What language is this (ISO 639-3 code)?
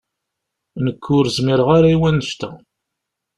kab